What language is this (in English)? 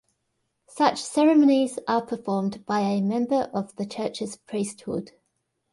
English